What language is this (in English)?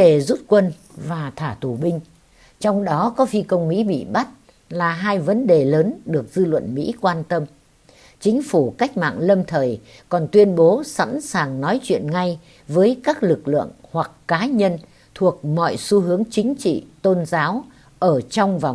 Vietnamese